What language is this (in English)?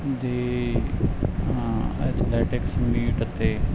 Punjabi